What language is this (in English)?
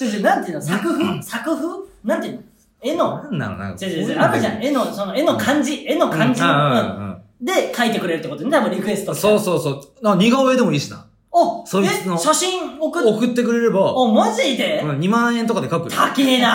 Japanese